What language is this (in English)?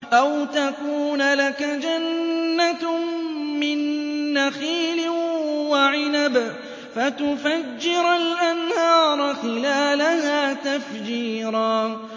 Arabic